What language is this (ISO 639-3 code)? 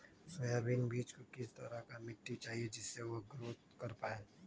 mag